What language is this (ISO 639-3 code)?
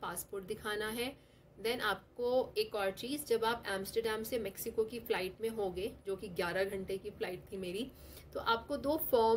hin